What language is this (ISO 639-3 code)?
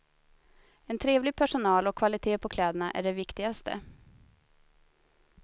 swe